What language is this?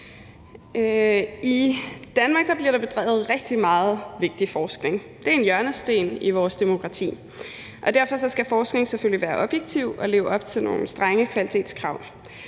Danish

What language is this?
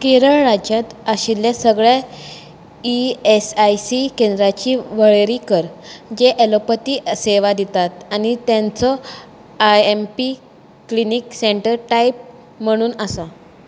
Konkani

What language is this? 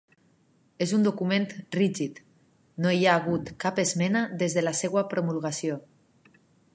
Catalan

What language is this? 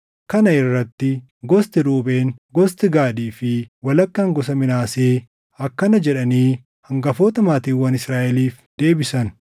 Oromo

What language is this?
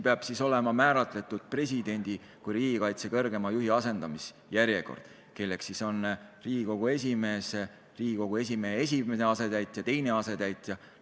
Estonian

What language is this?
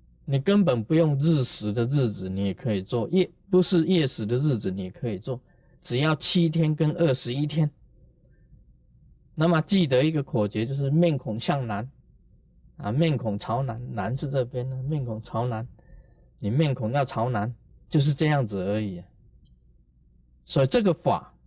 Chinese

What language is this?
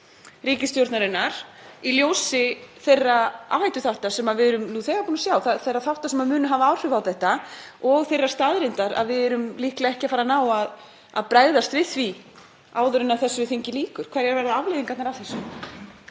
Icelandic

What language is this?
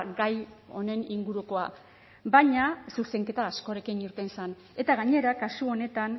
Basque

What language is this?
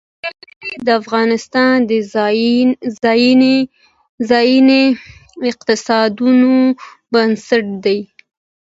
Pashto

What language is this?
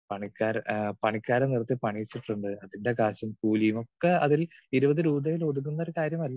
Malayalam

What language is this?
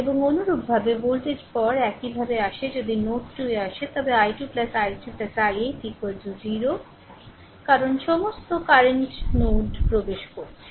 Bangla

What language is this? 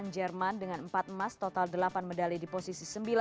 Indonesian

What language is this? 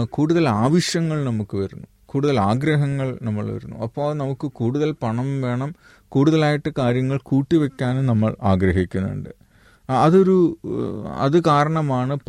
Malayalam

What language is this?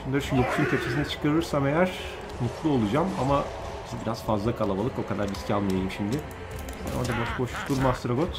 Turkish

